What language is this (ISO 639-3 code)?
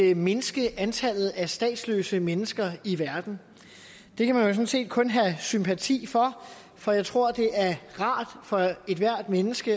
dan